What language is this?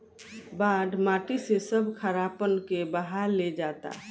Bhojpuri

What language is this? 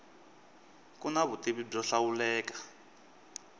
Tsonga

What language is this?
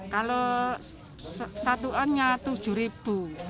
Indonesian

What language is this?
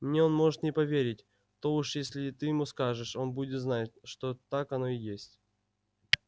Russian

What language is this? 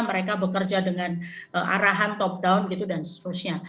Indonesian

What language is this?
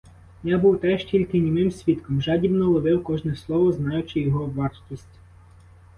Ukrainian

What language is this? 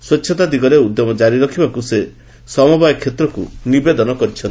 Odia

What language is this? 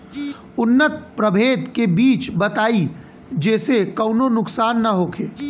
Bhojpuri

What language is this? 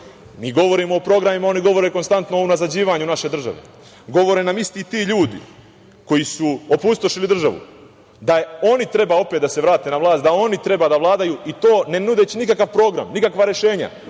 Serbian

